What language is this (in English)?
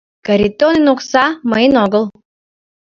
Mari